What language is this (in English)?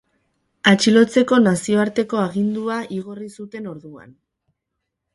Basque